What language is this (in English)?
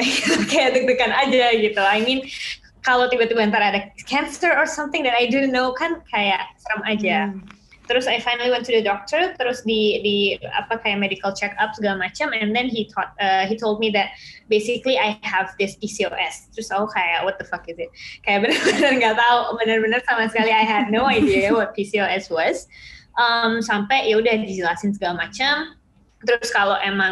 Indonesian